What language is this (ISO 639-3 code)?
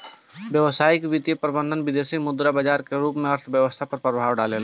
bho